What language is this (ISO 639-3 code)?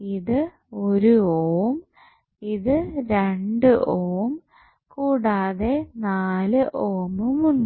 mal